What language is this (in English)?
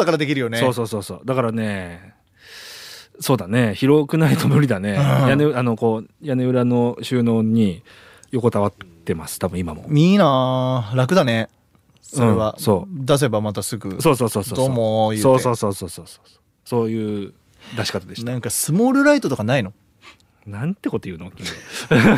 Japanese